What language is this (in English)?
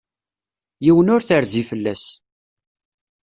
Kabyle